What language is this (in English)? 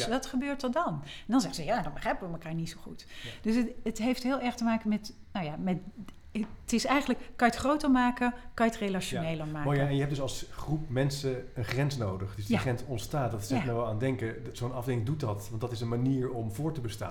Dutch